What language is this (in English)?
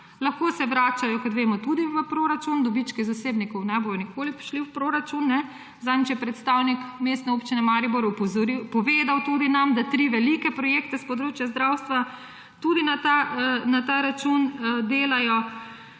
Slovenian